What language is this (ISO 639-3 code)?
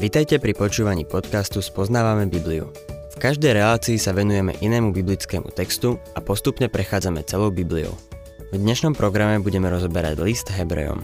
slk